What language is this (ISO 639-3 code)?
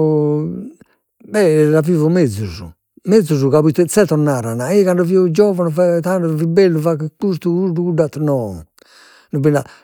srd